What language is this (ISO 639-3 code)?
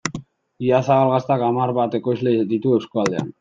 eus